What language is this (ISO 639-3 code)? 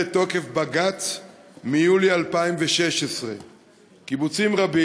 heb